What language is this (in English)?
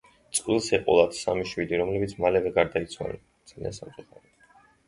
Georgian